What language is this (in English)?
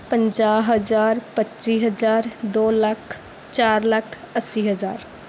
Punjabi